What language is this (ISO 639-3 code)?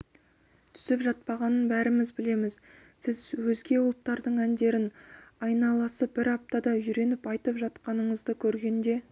kaz